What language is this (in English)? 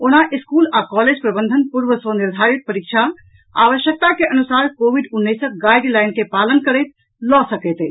Maithili